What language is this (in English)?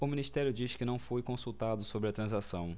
Portuguese